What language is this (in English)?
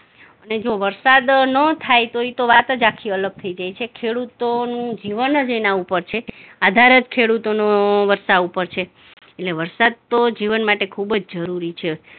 Gujarati